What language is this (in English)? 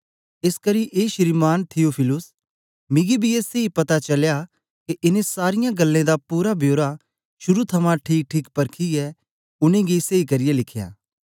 Dogri